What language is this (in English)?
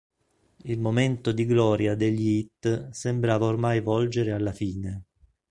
Italian